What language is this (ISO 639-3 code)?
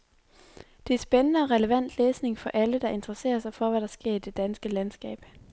dan